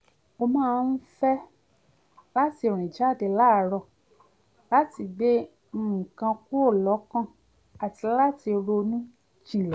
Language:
Yoruba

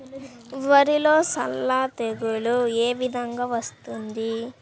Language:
Telugu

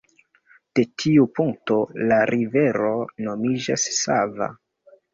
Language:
Esperanto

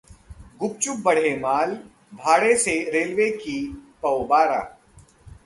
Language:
Hindi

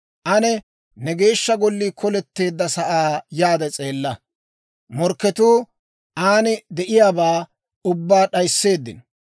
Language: Dawro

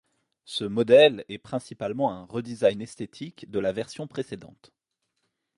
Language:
French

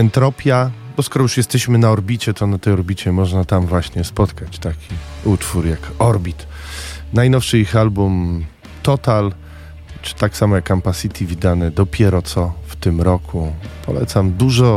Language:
Polish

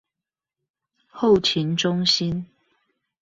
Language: Chinese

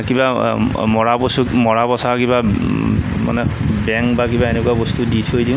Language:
Assamese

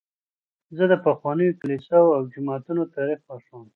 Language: Pashto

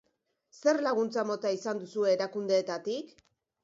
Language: Basque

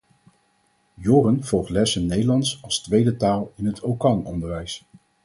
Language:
Dutch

